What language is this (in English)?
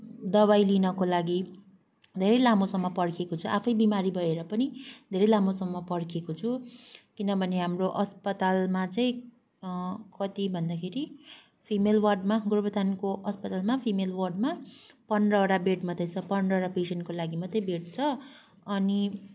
Nepali